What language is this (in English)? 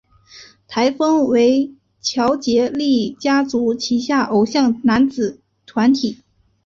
Chinese